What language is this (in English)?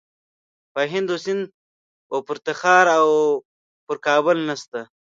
Pashto